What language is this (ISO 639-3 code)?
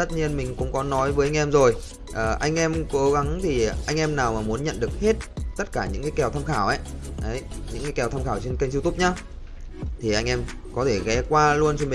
vie